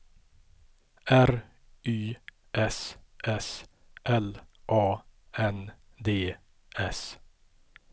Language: Swedish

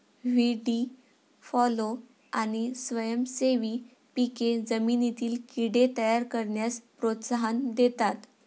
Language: Marathi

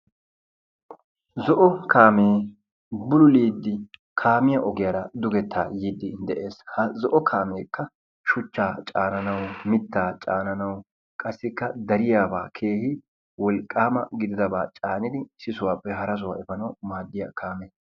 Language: Wolaytta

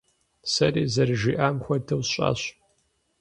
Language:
Kabardian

